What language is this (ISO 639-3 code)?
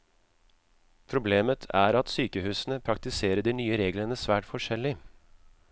nor